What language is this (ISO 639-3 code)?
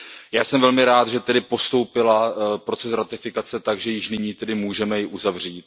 ces